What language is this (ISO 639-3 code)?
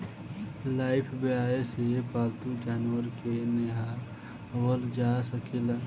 bho